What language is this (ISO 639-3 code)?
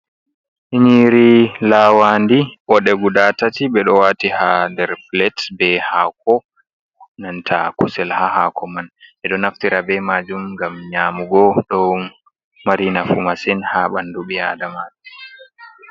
ful